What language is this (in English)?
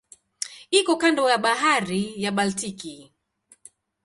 Swahili